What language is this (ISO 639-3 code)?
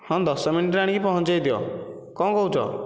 ori